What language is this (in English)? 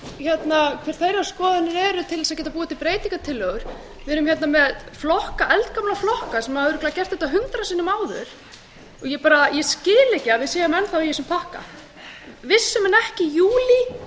Icelandic